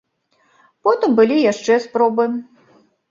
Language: Belarusian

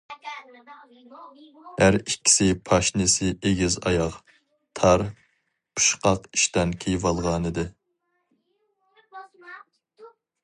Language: Uyghur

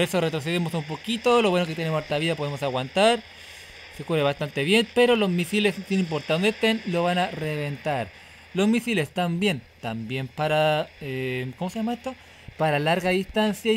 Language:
Spanish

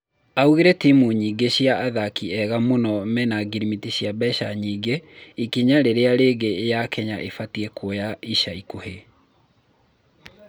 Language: Kikuyu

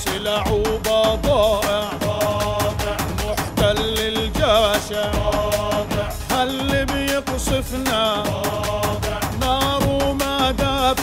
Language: Arabic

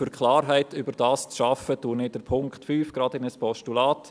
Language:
Swiss German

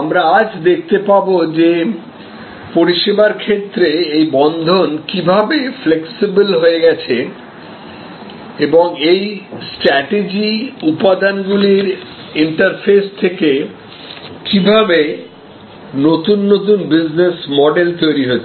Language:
Bangla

